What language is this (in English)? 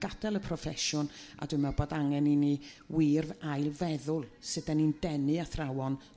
Welsh